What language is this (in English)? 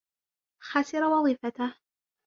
Arabic